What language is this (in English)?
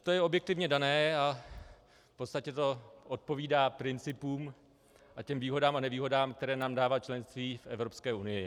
Czech